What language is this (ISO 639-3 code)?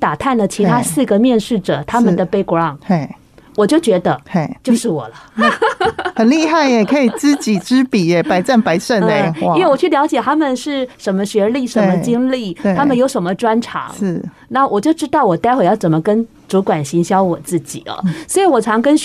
zho